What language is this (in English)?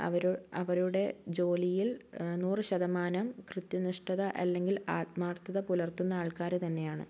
Malayalam